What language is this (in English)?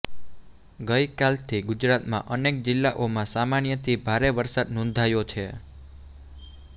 Gujarati